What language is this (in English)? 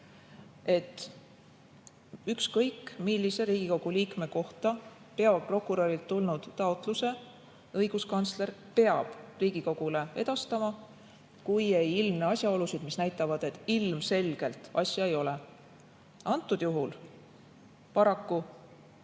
Estonian